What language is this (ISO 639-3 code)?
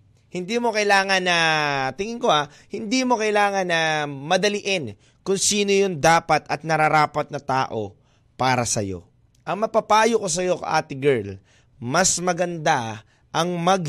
fil